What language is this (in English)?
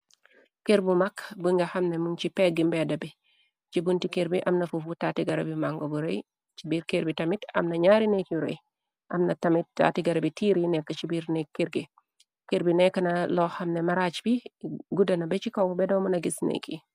Wolof